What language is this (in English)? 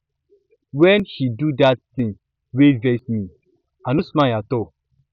Nigerian Pidgin